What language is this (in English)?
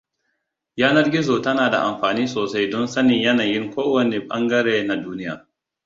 Hausa